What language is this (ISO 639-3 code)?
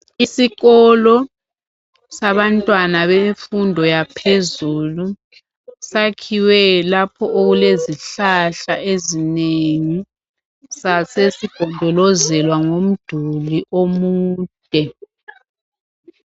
nde